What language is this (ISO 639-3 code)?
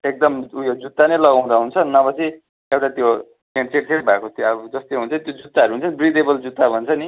nep